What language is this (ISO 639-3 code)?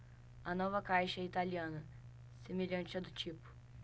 por